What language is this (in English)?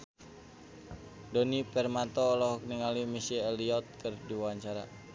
Sundanese